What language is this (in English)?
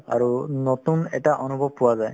Assamese